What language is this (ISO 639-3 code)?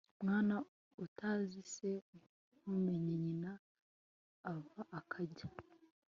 kin